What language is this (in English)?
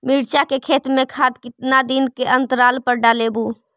Magahi